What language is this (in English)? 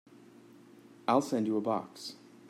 English